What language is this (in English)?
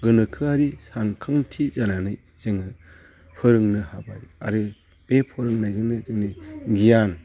Bodo